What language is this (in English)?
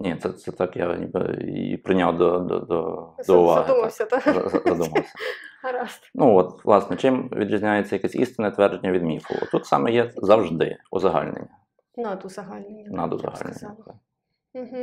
Ukrainian